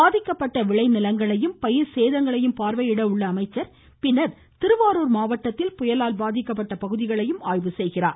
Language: Tamil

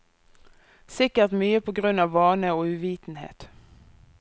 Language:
Norwegian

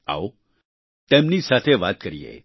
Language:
Gujarati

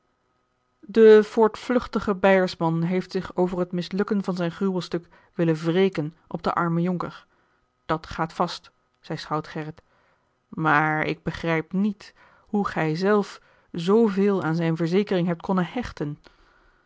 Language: Dutch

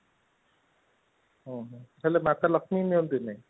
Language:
Odia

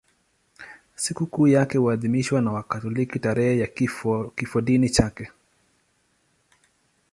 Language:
Swahili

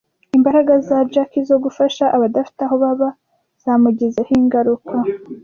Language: Kinyarwanda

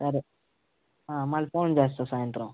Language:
Telugu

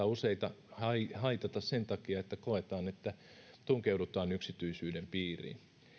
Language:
Finnish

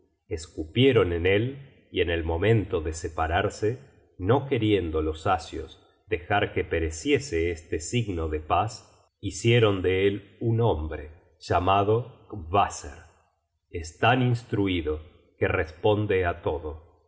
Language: Spanish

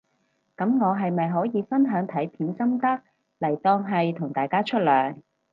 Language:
Cantonese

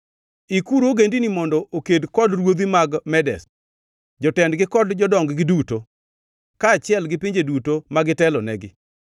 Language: Luo (Kenya and Tanzania)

